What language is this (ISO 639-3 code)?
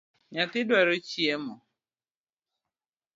luo